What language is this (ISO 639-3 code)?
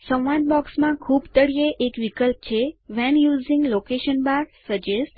guj